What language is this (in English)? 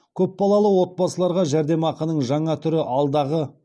Kazakh